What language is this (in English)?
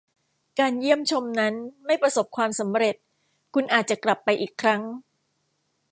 Thai